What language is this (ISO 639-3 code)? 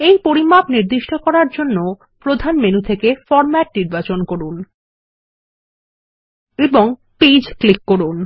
ben